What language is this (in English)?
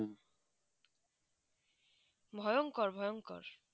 Bangla